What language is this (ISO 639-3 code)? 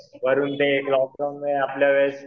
mar